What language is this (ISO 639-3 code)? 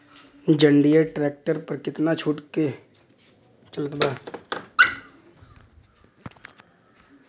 bho